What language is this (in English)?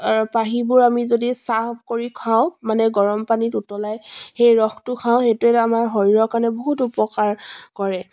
Assamese